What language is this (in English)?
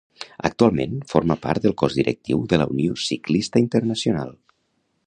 Catalan